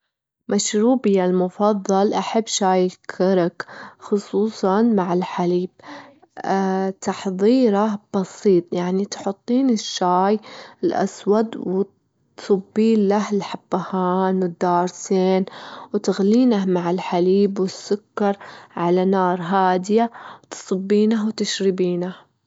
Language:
Gulf Arabic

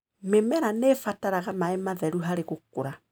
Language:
Kikuyu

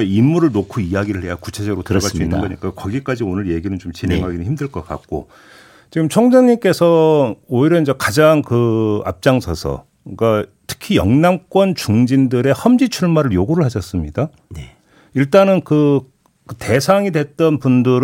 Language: Korean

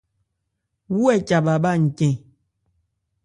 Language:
Ebrié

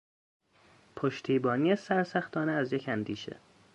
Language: Persian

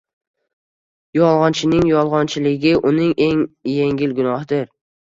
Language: Uzbek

